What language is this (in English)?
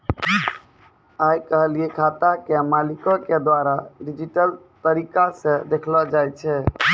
Maithili